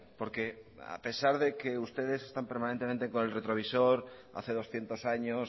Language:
Spanish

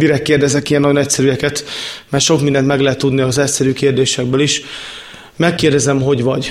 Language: Hungarian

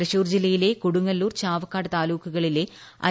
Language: Malayalam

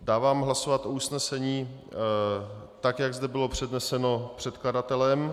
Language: Czech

